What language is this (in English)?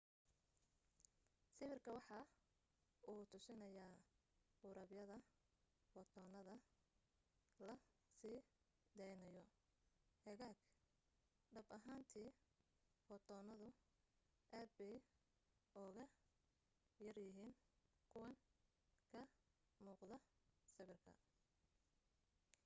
Somali